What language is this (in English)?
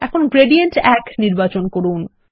Bangla